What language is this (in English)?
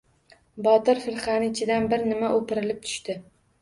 Uzbek